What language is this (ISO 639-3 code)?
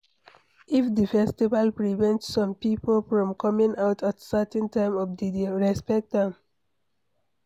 pcm